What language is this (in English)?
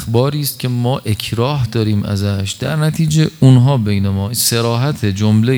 Persian